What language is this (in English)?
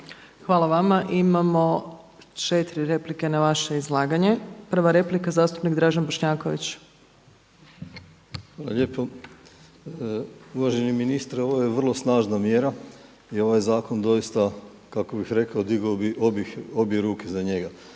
Croatian